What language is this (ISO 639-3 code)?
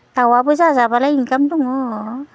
brx